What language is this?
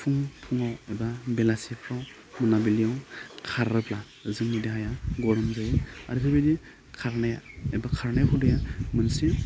Bodo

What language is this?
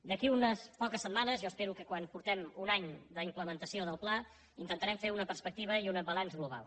Catalan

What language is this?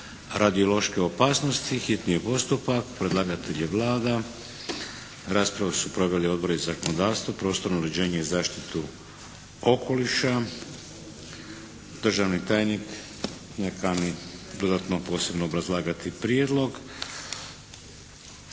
Croatian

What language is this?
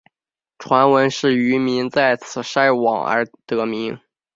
Chinese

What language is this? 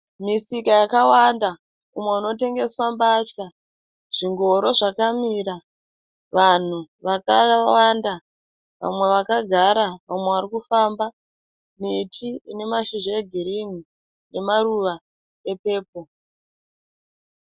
Shona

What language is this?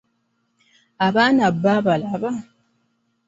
Ganda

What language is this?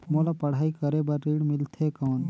Chhattisgarhi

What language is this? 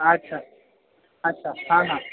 Maithili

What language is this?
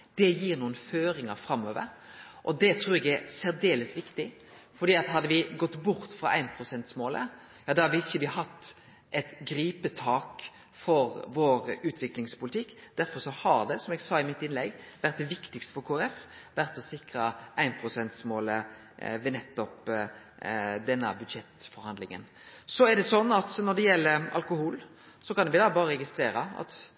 Norwegian Nynorsk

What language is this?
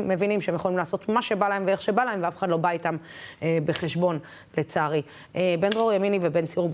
Hebrew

